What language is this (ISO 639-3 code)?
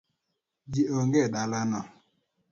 luo